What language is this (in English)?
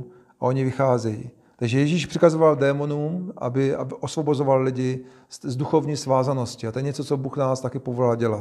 Czech